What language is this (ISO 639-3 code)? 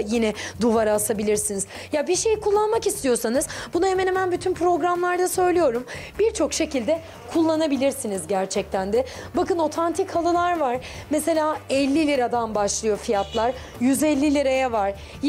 tur